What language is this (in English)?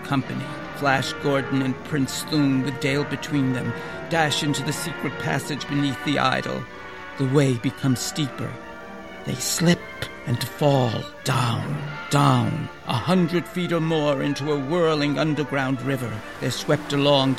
English